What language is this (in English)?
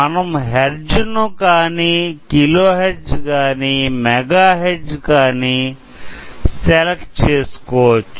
Telugu